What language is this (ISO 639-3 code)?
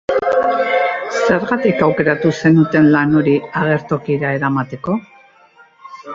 eus